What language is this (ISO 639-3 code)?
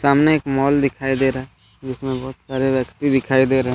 hin